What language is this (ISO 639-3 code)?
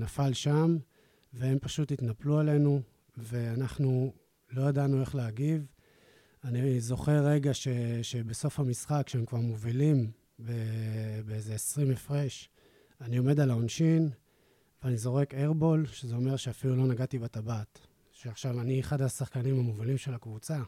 heb